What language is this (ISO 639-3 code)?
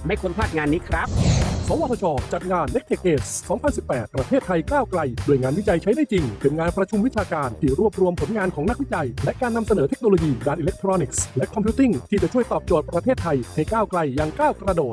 tha